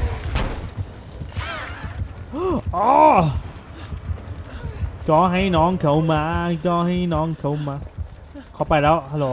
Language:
Thai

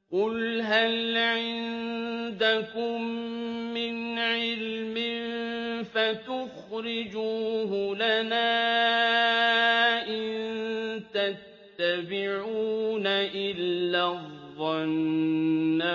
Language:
Arabic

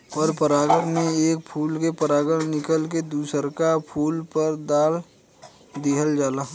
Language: Bhojpuri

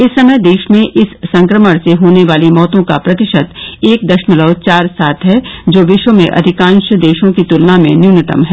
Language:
Hindi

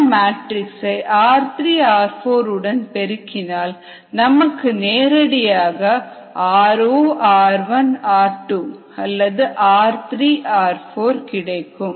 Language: Tamil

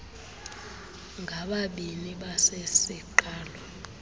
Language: Xhosa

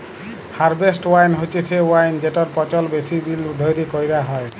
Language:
Bangla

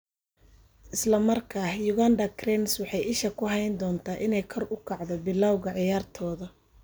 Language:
Somali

